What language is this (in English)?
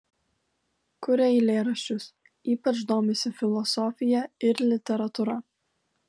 Lithuanian